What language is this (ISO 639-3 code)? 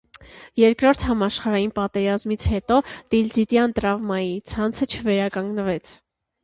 hye